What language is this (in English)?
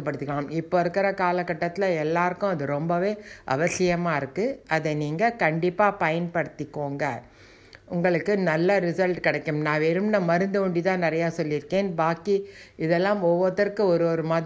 Tamil